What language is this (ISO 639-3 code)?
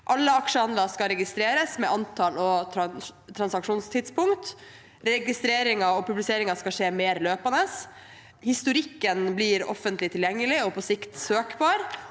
nor